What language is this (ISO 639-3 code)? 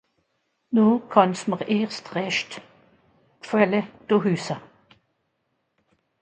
gsw